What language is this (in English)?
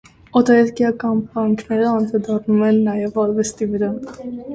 Armenian